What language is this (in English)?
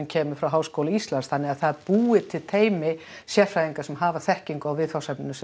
Icelandic